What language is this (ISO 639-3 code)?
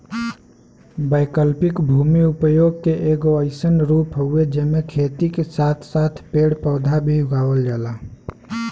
bho